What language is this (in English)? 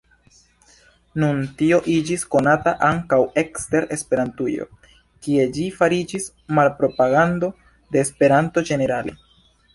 Esperanto